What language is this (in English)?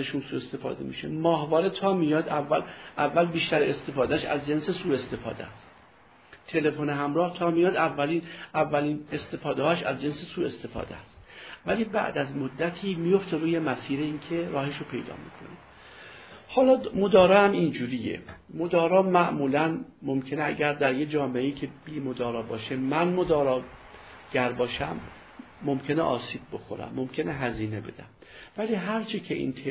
Persian